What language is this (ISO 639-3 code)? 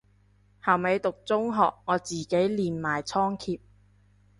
yue